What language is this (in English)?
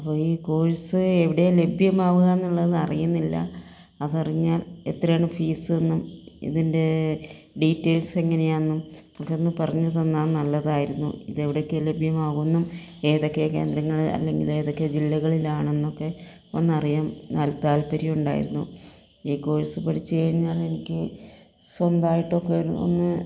Malayalam